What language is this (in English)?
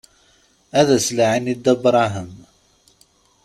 Kabyle